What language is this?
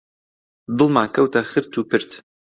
Central Kurdish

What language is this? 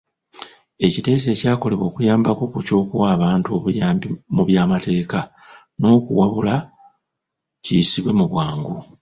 Ganda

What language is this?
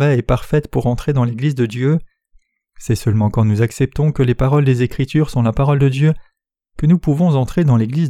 French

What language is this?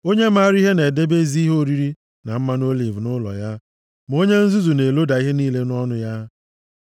Igbo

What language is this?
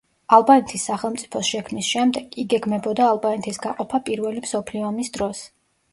Georgian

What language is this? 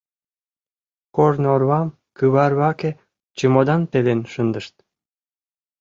Mari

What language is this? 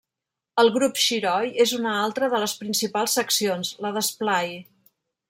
Catalan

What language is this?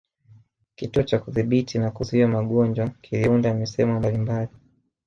Swahili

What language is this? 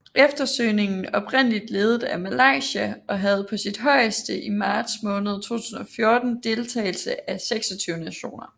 Danish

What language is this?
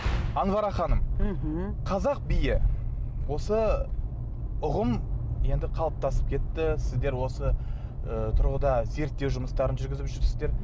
Kazakh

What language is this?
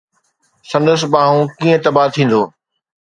Sindhi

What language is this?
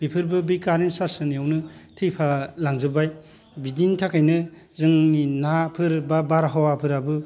Bodo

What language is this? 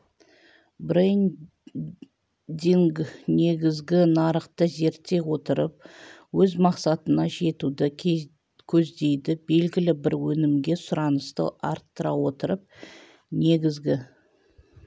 Kazakh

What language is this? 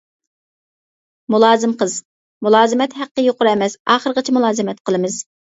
Uyghur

